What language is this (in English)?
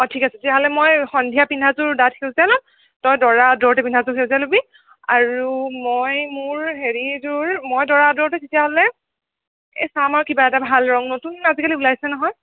Assamese